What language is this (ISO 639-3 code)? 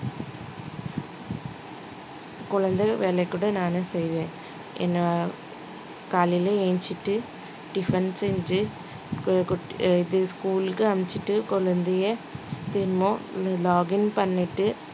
tam